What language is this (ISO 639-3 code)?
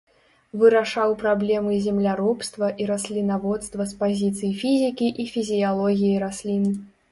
bel